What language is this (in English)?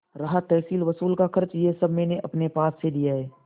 Hindi